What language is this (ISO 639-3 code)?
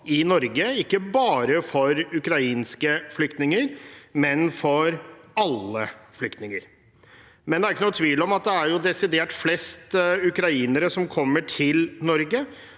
nor